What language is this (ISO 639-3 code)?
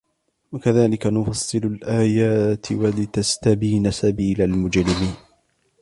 ara